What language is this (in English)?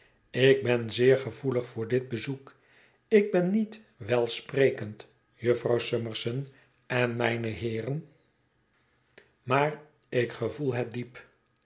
Dutch